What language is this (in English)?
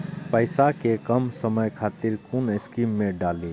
Maithili